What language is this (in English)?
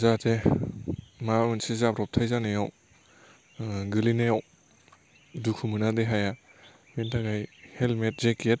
Bodo